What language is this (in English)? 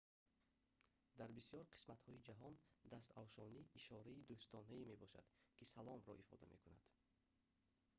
Tajik